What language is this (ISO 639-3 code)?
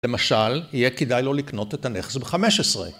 heb